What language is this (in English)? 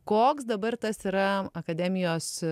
Lithuanian